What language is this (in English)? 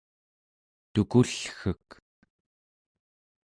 Central Yupik